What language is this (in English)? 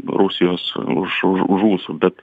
Lithuanian